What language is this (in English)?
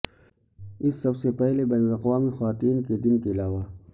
Urdu